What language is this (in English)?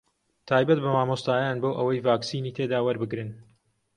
Central Kurdish